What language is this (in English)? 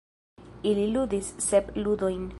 Esperanto